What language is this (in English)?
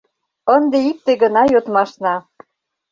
Mari